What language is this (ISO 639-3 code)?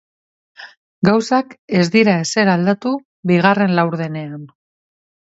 eus